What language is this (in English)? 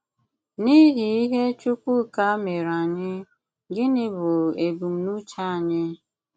Igbo